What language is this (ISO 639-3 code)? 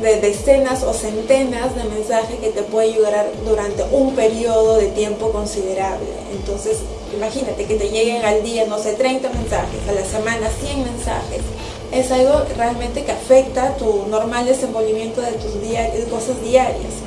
spa